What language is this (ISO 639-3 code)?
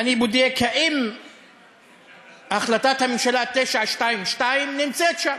heb